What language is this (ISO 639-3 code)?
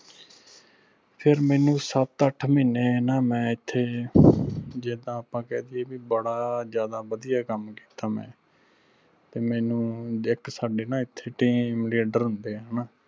pan